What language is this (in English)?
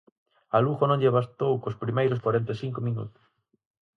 Galician